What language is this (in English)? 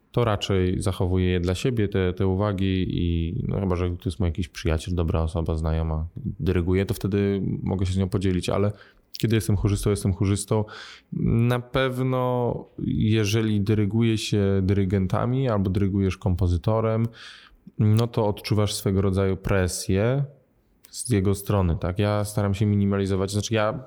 Polish